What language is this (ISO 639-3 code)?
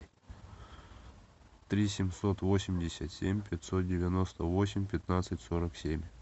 rus